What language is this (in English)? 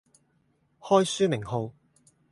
Cantonese